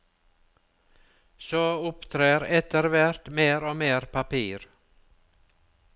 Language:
Norwegian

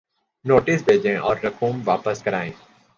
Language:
Urdu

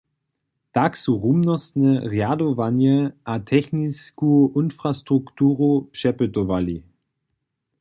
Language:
Upper Sorbian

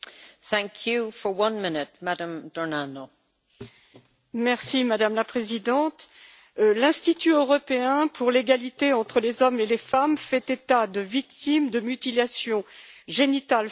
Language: French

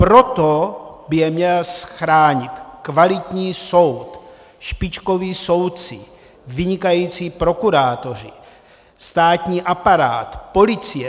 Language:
Czech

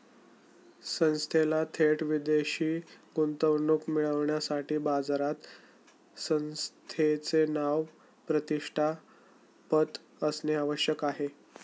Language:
Marathi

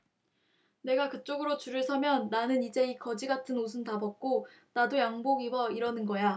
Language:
Korean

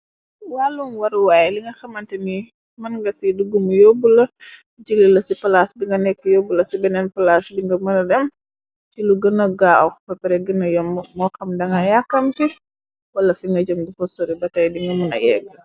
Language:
Wolof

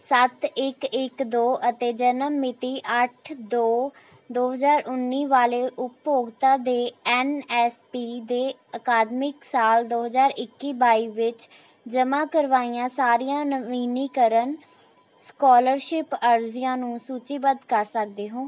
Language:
Punjabi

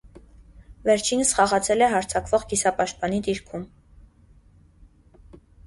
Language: Armenian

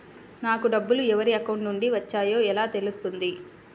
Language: Telugu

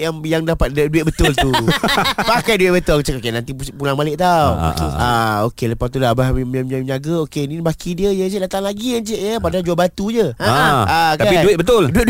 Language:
Malay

